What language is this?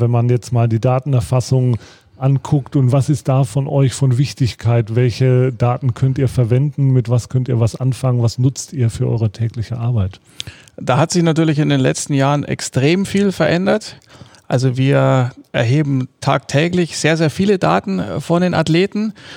German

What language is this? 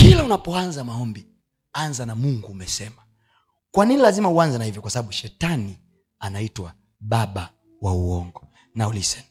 Swahili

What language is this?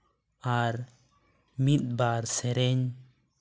Santali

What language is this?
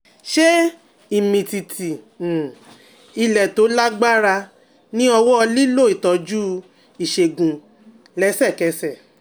Yoruba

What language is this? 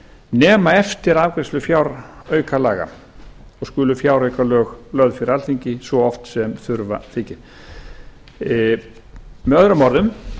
Icelandic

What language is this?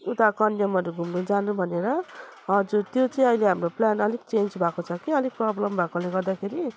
Nepali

